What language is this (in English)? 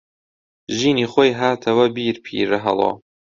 Central Kurdish